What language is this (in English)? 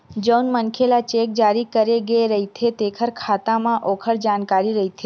Chhattisgarhi